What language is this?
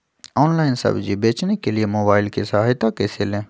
Magahi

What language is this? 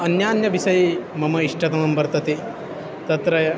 Sanskrit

